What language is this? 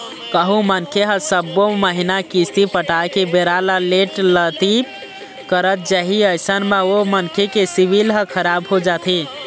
Chhattisgarhi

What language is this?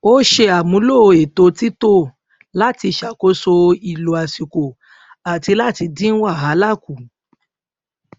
Yoruba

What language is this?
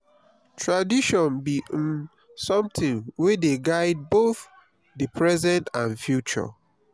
Nigerian Pidgin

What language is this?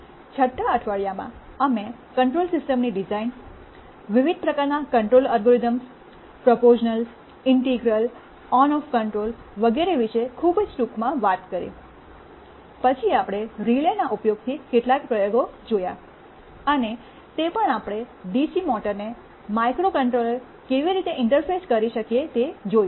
Gujarati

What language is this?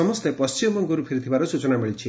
Odia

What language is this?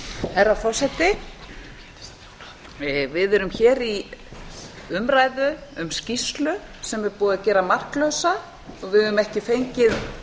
Icelandic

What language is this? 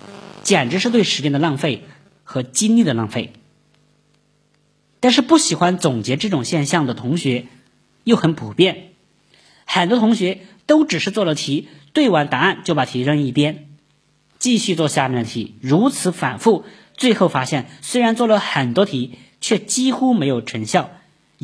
Chinese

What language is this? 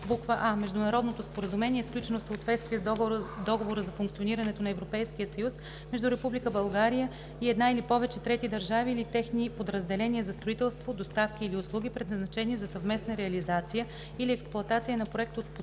Bulgarian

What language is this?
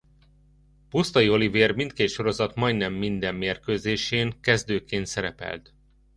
Hungarian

